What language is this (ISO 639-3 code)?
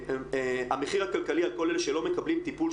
heb